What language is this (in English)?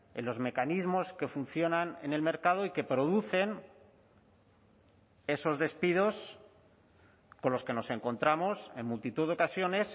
Spanish